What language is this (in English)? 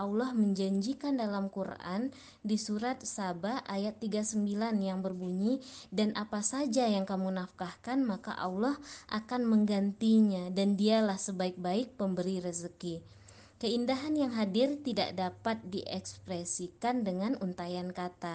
Indonesian